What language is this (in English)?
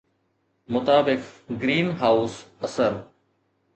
Sindhi